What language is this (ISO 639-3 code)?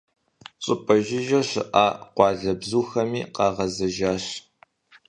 kbd